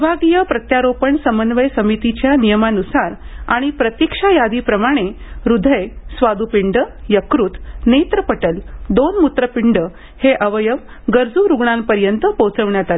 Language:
Marathi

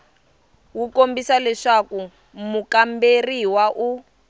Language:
Tsonga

